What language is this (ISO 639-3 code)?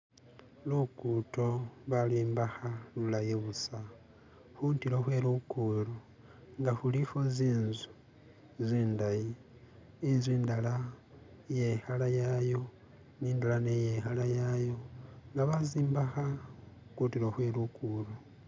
myx